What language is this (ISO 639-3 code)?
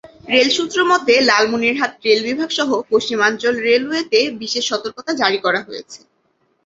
ben